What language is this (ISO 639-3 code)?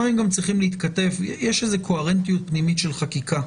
heb